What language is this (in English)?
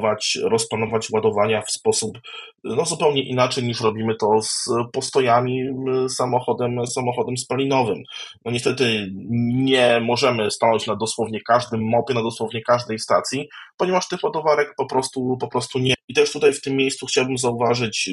Polish